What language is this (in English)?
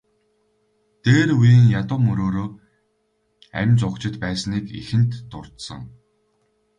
Mongolian